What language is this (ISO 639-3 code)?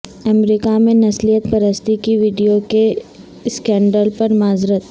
urd